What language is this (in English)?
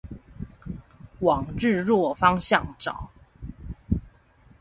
Chinese